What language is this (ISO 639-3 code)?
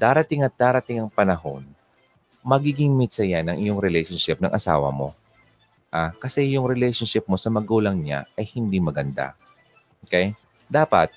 fil